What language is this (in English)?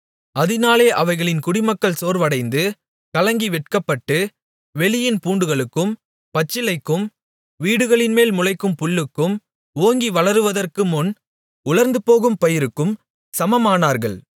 Tamil